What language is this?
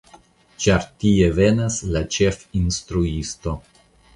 Esperanto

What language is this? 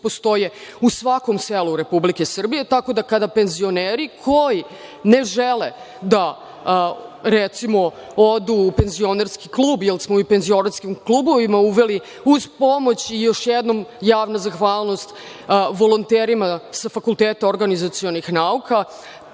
Serbian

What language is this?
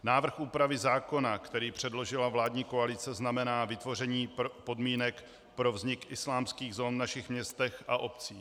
Czech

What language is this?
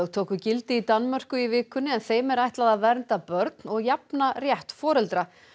Icelandic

